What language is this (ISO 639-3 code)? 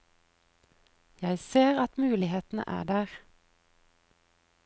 nor